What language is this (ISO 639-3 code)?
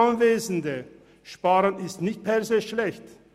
gsw